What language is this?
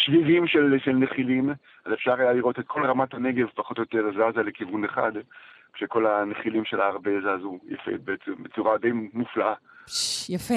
Hebrew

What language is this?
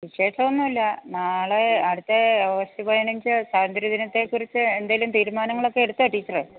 Malayalam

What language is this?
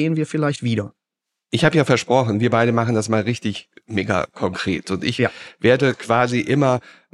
German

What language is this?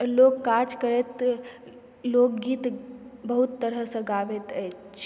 Maithili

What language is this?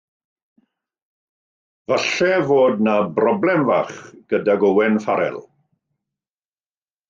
Welsh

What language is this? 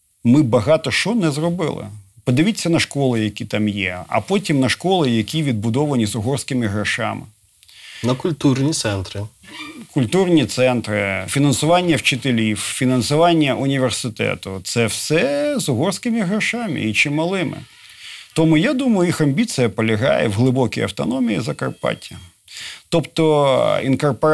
Ukrainian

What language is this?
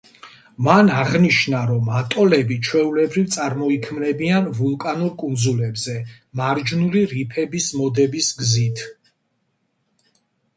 Georgian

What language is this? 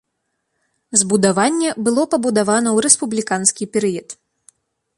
Belarusian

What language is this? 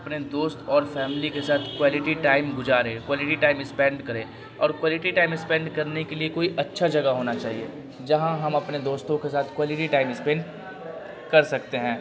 Urdu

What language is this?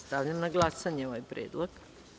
Serbian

